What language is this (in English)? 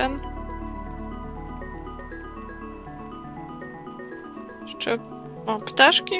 Polish